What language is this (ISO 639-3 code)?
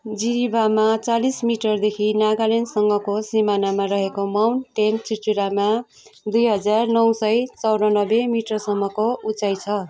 nep